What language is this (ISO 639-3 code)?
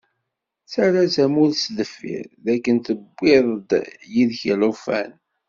kab